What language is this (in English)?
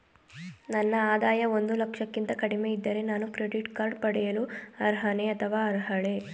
Kannada